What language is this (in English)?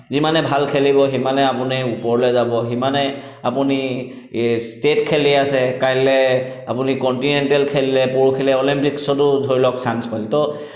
Assamese